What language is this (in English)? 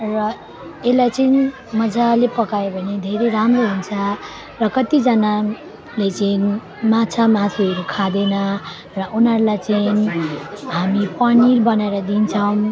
Nepali